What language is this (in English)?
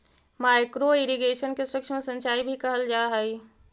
Magahi